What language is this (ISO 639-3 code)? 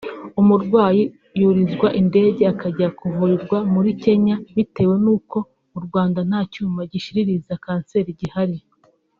kin